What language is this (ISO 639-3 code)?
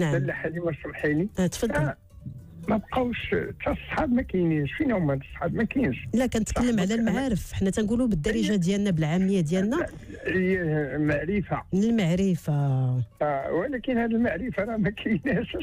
ara